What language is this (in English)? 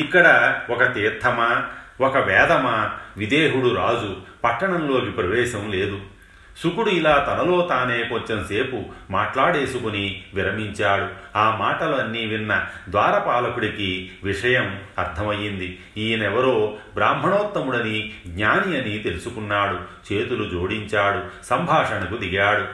Telugu